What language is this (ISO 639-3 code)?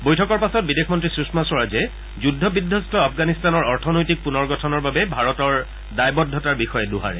asm